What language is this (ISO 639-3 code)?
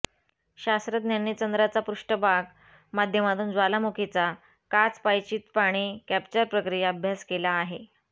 mar